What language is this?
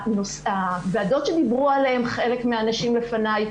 Hebrew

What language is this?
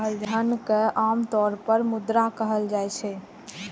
Maithili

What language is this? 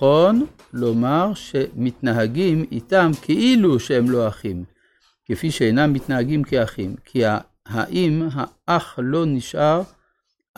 Hebrew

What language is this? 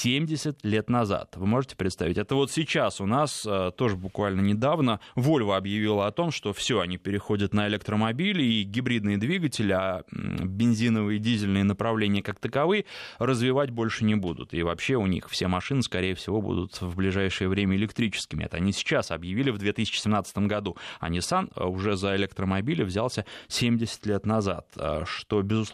Russian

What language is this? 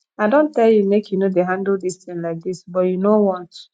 Nigerian Pidgin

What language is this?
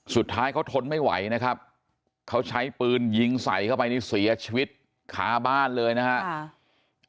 Thai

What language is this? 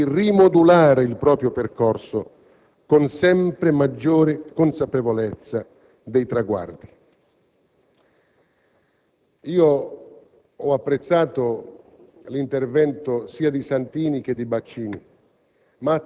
Italian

